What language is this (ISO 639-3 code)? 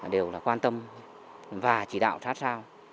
vie